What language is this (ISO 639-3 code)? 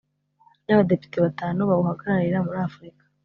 kin